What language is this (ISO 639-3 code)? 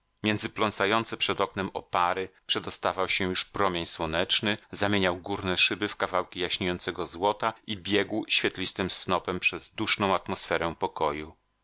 pol